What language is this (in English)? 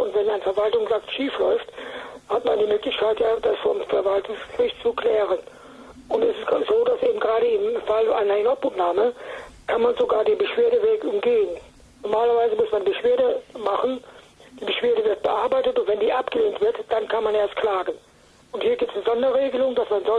German